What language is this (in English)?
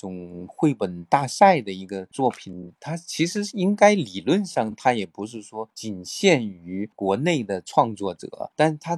Chinese